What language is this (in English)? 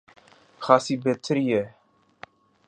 Urdu